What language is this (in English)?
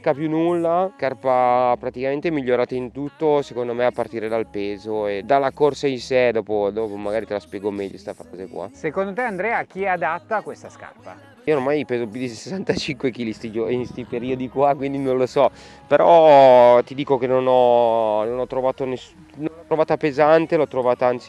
Italian